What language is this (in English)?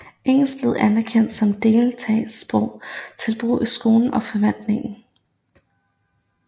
Danish